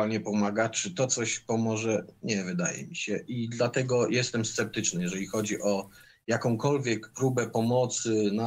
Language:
Polish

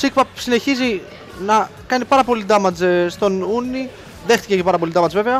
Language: Greek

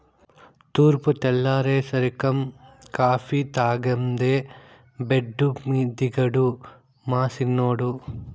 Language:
Telugu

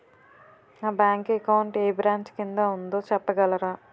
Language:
Telugu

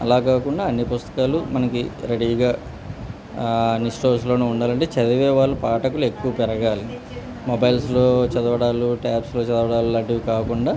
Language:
Telugu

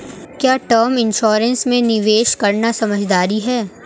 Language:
Hindi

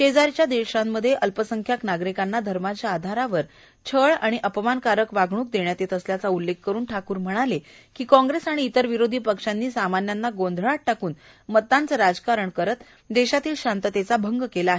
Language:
Marathi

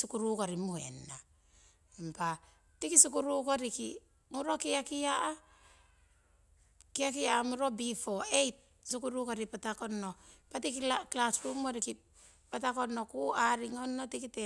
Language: Siwai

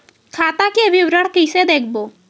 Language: Chhattisgarhi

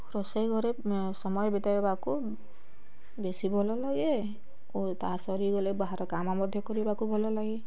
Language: Odia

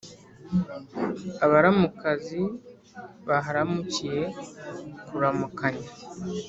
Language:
Kinyarwanda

